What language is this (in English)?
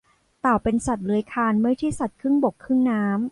Thai